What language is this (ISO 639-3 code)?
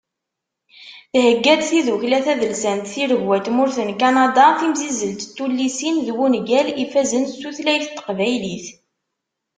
kab